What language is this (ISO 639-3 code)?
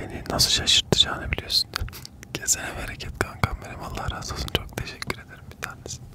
tur